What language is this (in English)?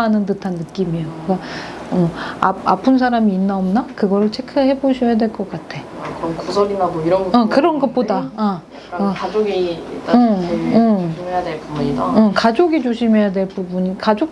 Korean